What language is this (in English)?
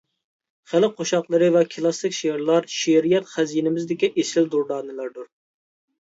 Uyghur